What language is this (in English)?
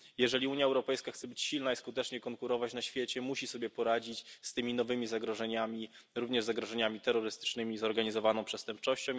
Polish